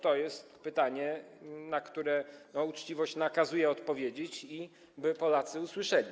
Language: Polish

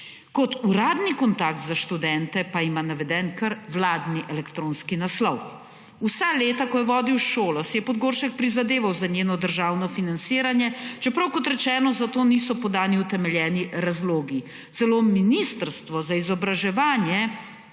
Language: Slovenian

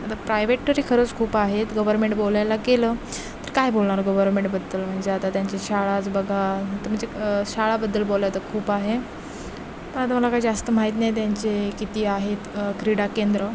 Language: Marathi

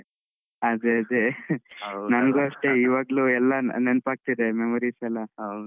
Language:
Kannada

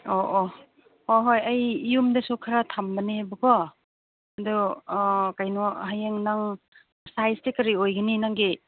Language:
Manipuri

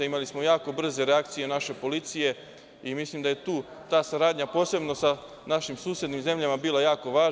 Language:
Serbian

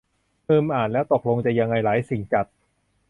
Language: Thai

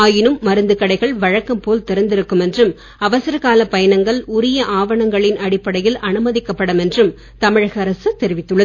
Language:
Tamil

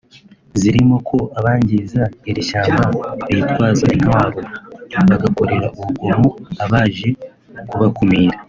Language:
Kinyarwanda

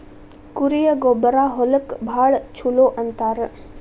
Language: Kannada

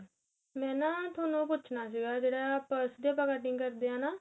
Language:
Punjabi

